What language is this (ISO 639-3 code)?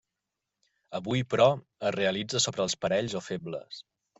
cat